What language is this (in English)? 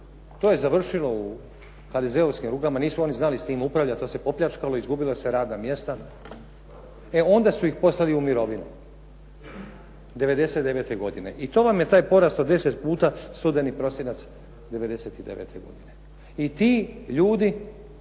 Croatian